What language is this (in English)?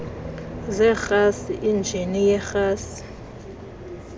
Xhosa